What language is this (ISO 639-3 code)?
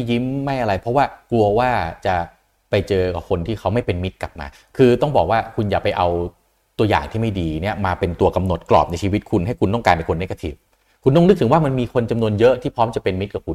tha